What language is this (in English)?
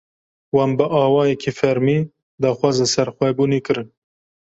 Kurdish